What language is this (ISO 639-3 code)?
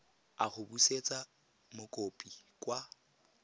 tsn